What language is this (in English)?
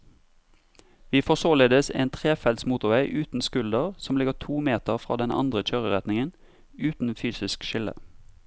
Norwegian